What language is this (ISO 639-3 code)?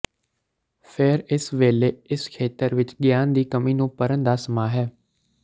pan